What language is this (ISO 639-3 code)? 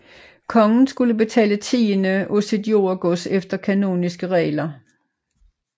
dan